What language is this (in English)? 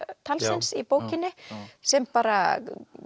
Icelandic